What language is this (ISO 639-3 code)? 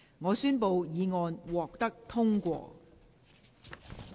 yue